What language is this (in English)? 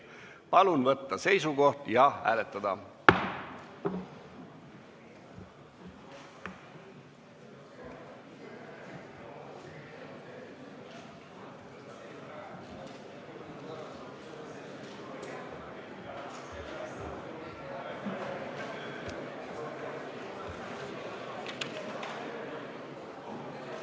Estonian